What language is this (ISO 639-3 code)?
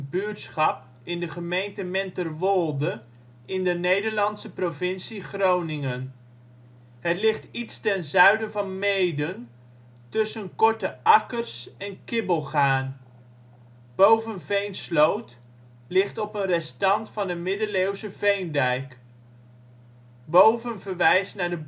nld